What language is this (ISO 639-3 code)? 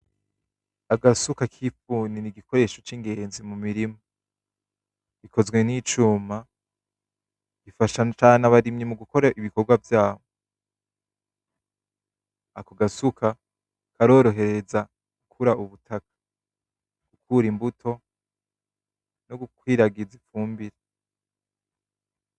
run